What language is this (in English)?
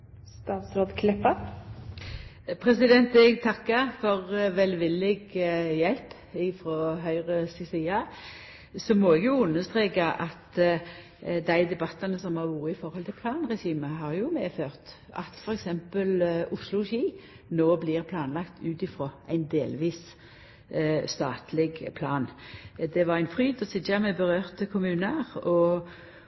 Norwegian